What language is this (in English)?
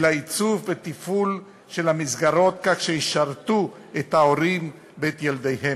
Hebrew